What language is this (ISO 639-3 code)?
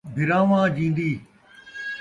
skr